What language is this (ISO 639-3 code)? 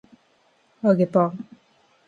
jpn